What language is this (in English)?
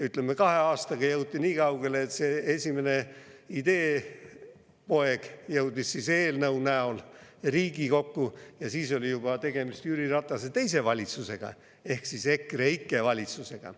Estonian